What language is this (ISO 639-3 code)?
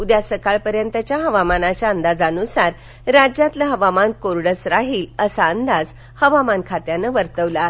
mar